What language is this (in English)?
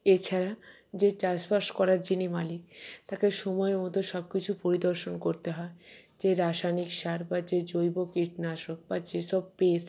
Bangla